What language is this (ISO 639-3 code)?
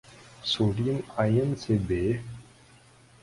urd